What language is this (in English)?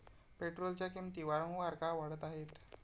Marathi